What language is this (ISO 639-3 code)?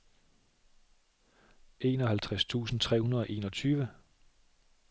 dan